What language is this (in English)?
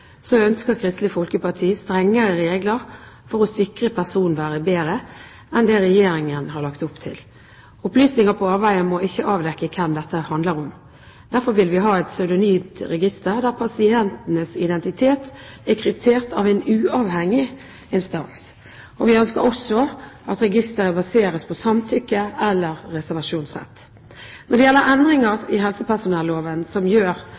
Norwegian Bokmål